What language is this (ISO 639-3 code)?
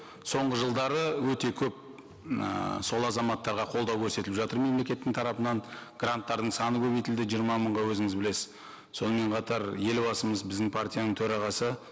kaz